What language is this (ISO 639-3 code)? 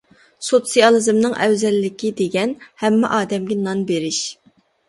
uig